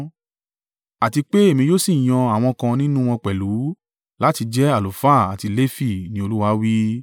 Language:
Yoruba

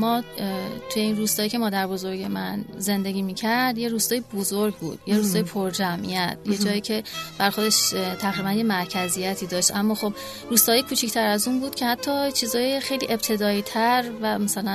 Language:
Persian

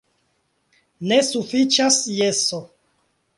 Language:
Esperanto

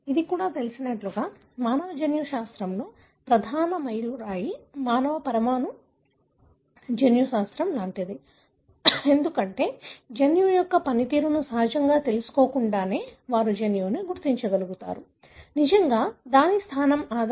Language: Telugu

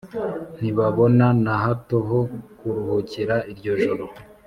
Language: Kinyarwanda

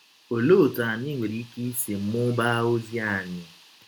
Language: Igbo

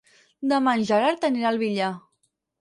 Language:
Catalan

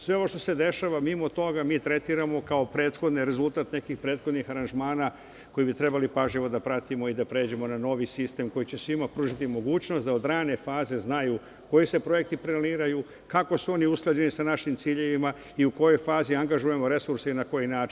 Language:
Serbian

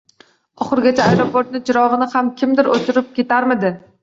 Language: Uzbek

